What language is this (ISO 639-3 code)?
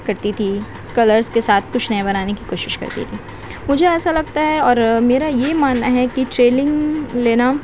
urd